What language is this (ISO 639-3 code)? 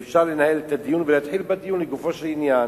heb